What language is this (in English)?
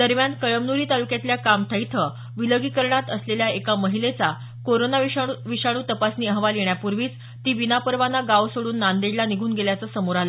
Marathi